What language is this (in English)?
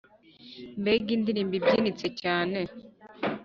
Kinyarwanda